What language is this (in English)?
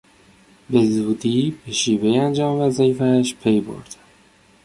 Persian